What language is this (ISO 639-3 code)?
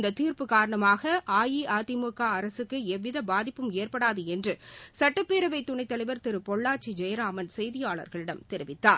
tam